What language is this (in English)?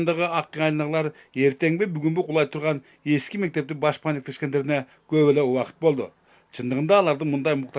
Russian